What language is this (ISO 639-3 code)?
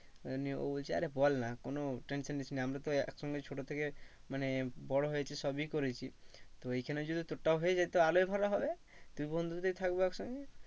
ben